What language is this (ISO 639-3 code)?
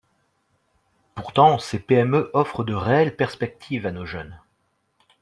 fra